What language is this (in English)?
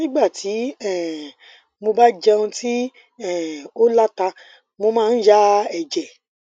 Yoruba